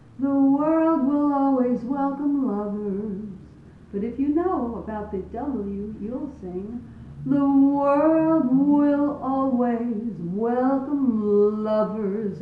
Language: English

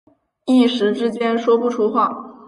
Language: Chinese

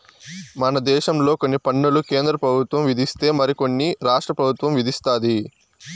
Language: Telugu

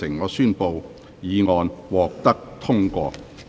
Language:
Cantonese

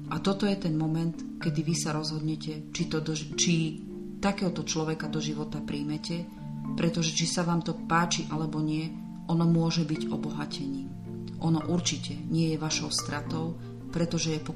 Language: Slovak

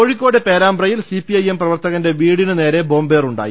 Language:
Malayalam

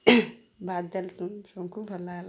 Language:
Odia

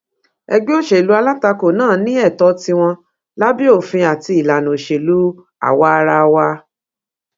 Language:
Yoruba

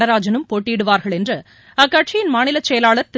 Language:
Tamil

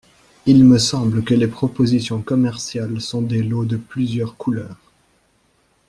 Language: French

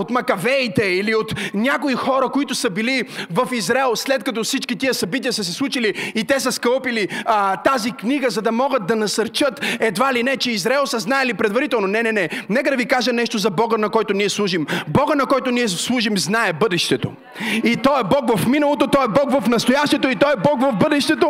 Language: Bulgarian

